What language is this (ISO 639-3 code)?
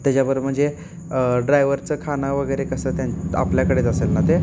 mar